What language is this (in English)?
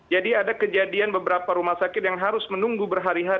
Indonesian